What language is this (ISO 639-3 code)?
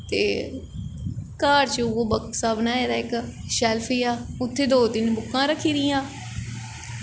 doi